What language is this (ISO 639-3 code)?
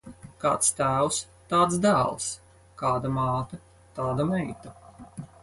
lav